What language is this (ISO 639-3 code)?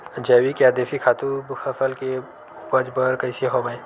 hne